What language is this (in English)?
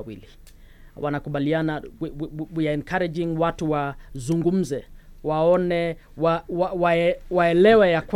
Swahili